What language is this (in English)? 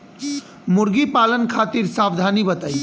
Bhojpuri